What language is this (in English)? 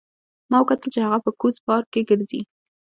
Pashto